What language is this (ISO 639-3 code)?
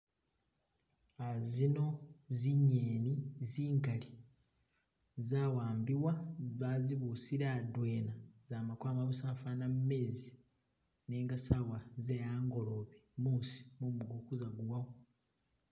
myx